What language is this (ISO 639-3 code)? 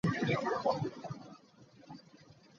lug